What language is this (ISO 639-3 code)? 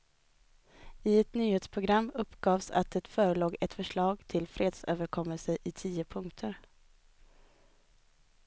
swe